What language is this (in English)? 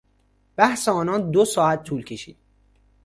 Persian